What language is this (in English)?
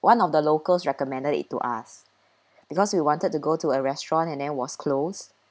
English